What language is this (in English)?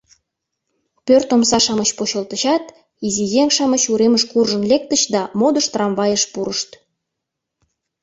Mari